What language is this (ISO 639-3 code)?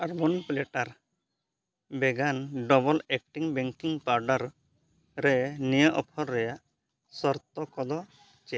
sat